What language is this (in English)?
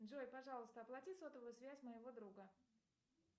Russian